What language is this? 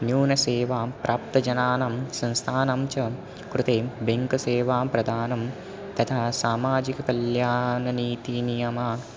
Sanskrit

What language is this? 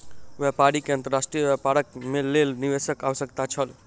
Maithili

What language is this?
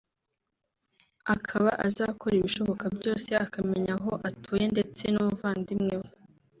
Kinyarwanda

